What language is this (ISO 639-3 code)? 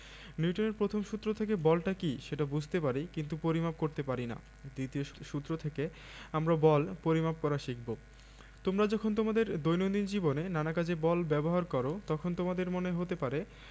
ben